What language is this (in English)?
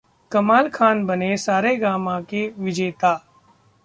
Hindi